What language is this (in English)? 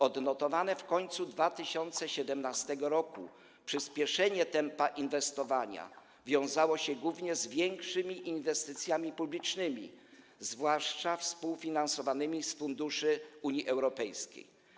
Polish